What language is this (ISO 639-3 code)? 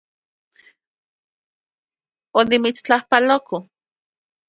ncx